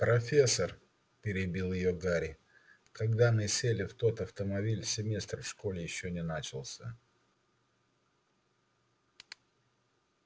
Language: Russian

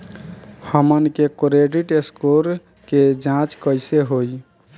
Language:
Bhojpuri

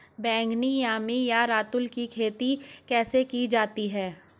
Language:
Hindi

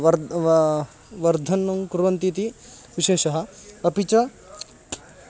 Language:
Sanskrit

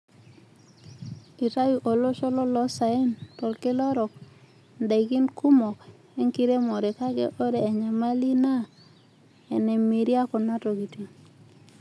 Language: Masai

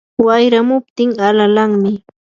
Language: Yanahuanca Pasco Quechua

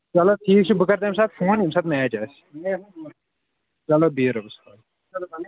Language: Kashmiri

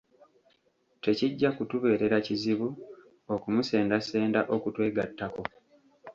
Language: Ganda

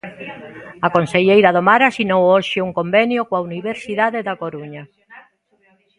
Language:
Galician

